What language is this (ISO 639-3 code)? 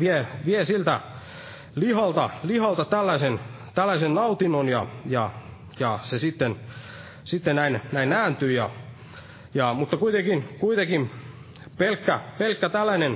fin